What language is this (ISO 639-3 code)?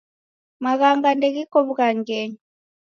dav